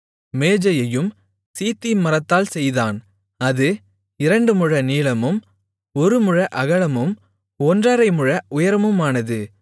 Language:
Tamil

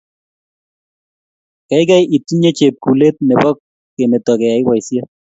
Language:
Kalenjin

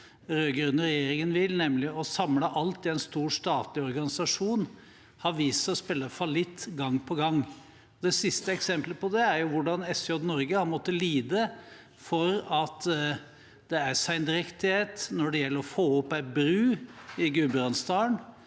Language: Norwegian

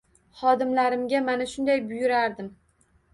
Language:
Uzbek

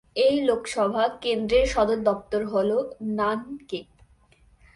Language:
Bangla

